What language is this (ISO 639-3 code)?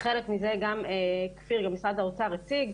heb